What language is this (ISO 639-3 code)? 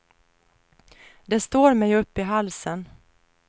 swe